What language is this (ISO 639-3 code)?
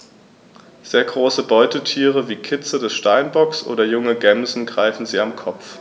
deu